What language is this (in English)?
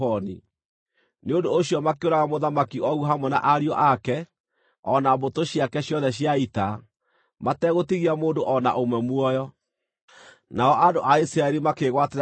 Kikuyu